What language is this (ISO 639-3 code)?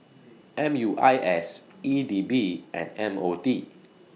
eng